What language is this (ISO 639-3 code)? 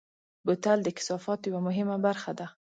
pus